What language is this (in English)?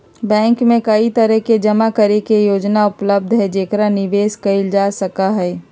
Magahi